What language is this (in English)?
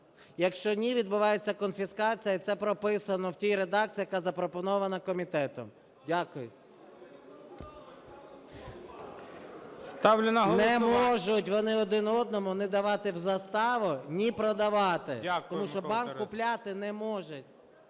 Ukrainian